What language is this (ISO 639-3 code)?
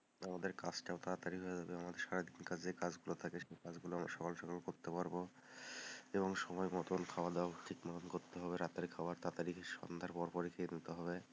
ben